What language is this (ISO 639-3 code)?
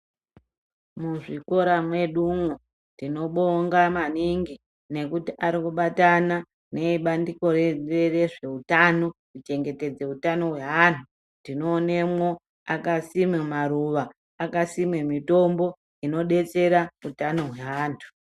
ndc